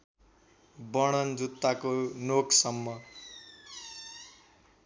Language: Nepali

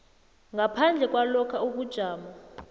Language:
South Ndebele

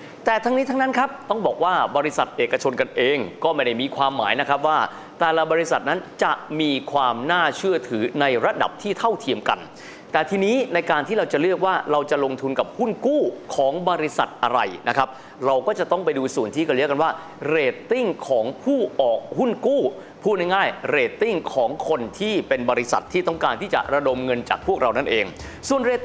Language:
Thai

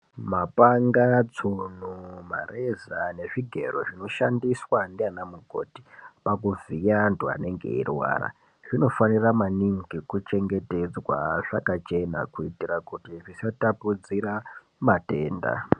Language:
Ndau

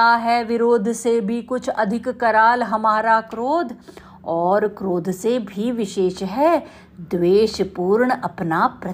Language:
Hindi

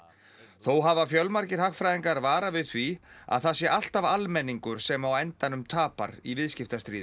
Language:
Icelandic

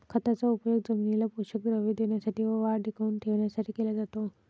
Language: Marathi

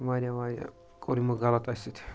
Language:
Kashmiri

